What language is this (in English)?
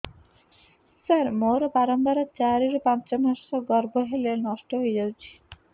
Odia